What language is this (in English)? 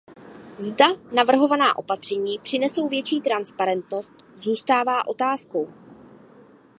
Czech